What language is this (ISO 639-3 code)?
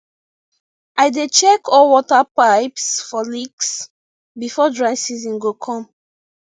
pcm